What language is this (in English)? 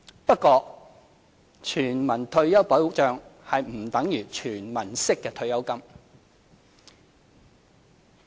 Cantonese